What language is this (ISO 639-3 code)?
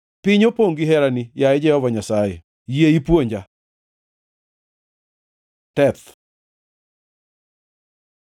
luo